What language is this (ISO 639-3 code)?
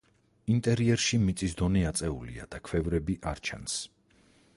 kat